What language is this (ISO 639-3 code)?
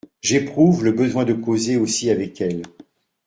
fra